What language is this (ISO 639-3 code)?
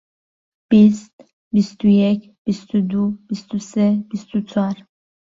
ckb